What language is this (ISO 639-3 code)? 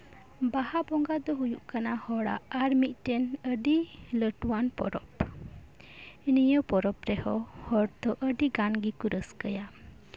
sat